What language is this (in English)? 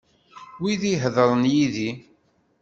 Kabyle